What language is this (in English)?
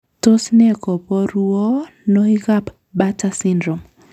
Kalenjin